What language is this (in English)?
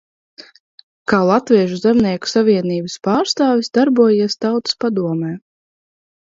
Latvian